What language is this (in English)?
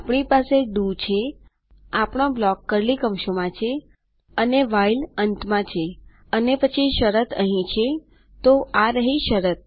Gujarati